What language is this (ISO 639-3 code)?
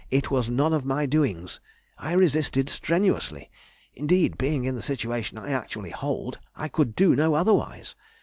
eng